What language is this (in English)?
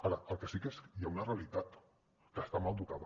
Catalan